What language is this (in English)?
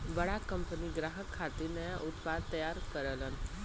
Bhojpuri